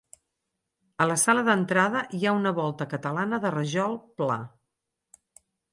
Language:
Catalan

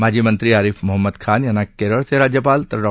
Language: Marathi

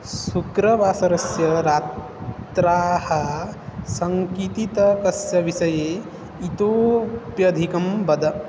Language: Sanskrit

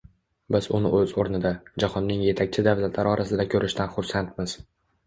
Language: Uzbek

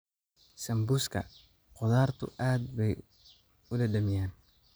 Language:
Somali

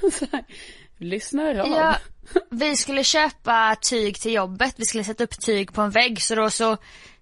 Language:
Swedish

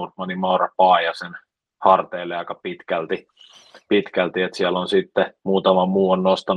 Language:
Finnish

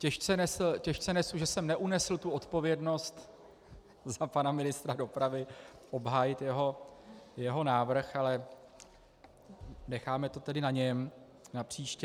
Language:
Czech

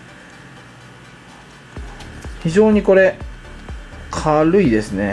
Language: Japanese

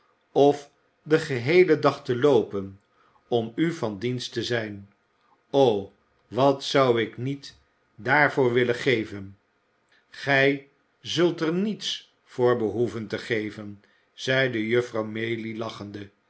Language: Dutch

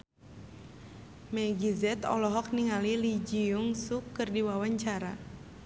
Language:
Sundanese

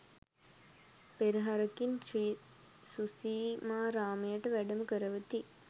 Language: Sinhala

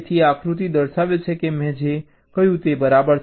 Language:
Gujarati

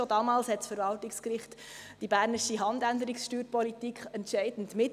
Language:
Swiss German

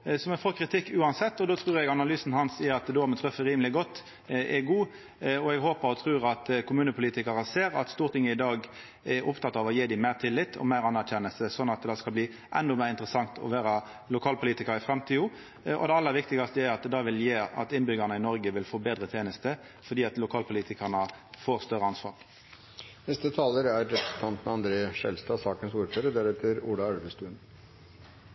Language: Norwegian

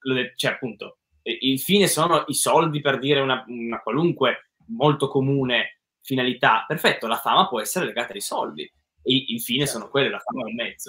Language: Italian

